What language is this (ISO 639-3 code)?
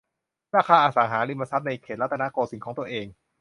tha